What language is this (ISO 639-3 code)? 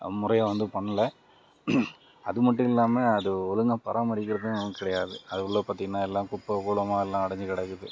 tam